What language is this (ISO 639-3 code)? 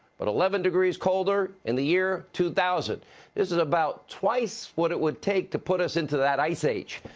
eng